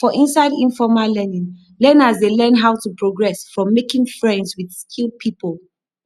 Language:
Nigerian Pidgin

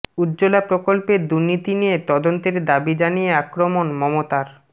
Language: Bangla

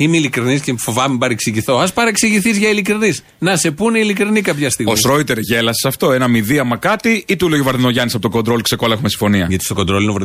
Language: Greek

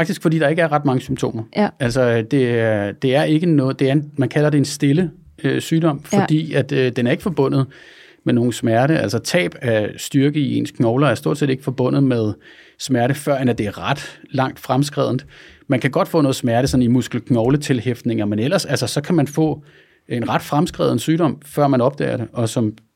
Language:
Danish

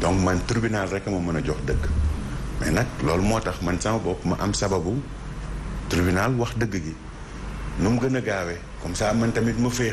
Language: French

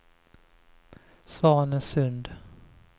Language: Swedish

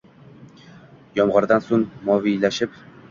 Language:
Uzbek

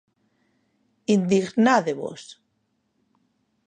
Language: Galician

